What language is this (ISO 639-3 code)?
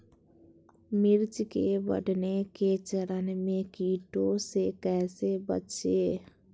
mag